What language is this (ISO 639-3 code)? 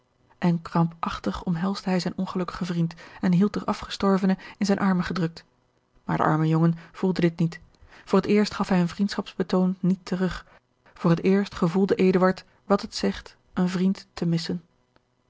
nld